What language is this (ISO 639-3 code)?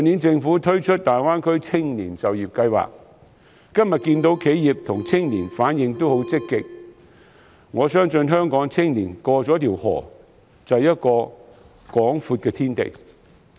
yue